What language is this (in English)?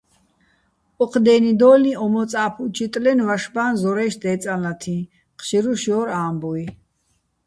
Bats